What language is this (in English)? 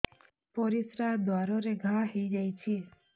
Odia